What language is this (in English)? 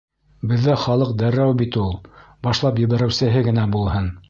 Bashkir